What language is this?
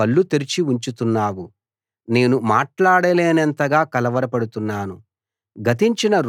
Telugu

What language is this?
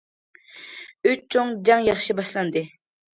Uyghur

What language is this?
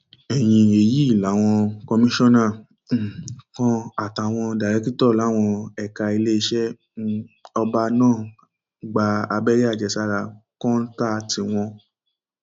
Yoruba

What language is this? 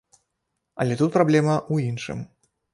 Belarusian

